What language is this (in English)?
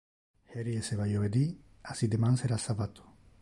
Interlingua